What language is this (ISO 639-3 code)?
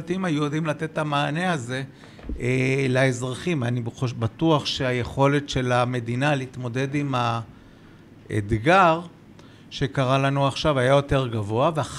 heb